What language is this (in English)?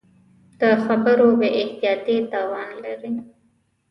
Pashto